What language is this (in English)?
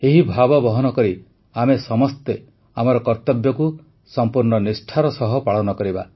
Odia